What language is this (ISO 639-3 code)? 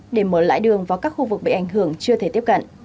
vie